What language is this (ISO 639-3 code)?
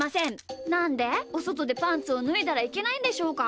jpn